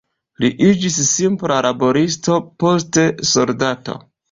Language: Esperanto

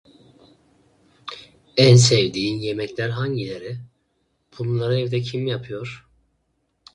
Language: Turkish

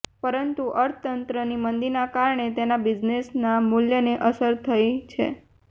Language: Gujarati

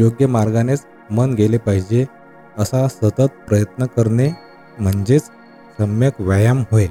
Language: Marathi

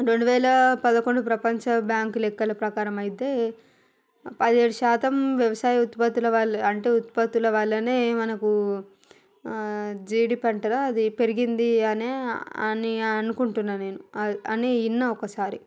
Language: Telugu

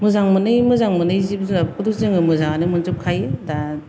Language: Bodo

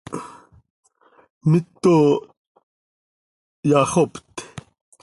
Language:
Seri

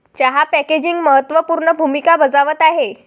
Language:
Marathi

